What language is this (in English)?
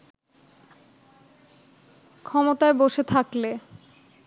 Bangla